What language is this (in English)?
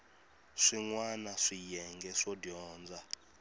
Tsonga